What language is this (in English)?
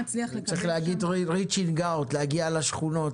Hebrew